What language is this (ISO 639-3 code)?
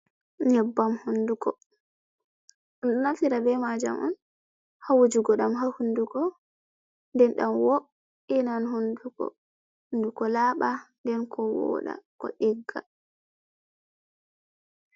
ful